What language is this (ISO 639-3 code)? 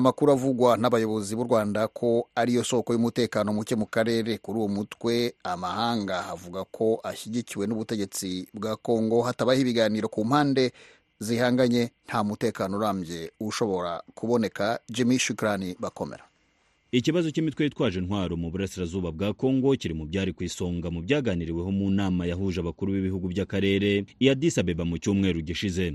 swa